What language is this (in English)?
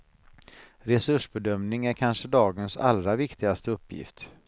Swedish